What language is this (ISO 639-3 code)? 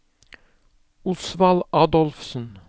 nor